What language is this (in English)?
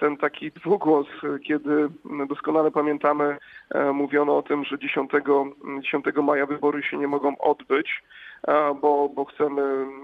Polish